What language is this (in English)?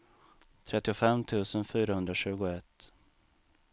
Swedish